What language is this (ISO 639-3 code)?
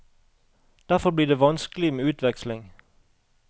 nor